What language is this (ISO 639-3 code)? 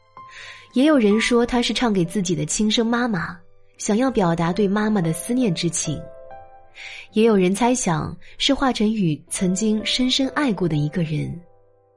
zho